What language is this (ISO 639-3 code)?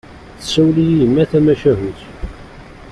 kab